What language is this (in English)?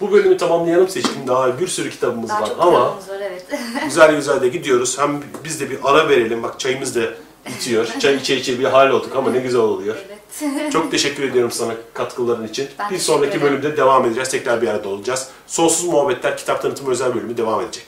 Turkish